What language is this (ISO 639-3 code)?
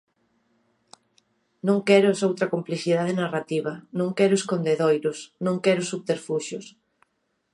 glg